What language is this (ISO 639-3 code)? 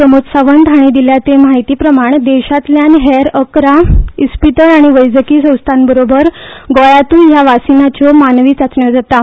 kok